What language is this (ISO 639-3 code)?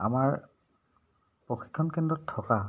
asm